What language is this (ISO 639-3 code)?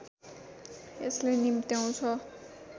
nep